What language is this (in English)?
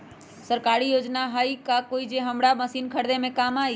Magahi